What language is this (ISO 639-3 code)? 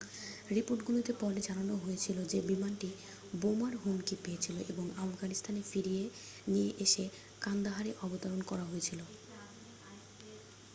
ben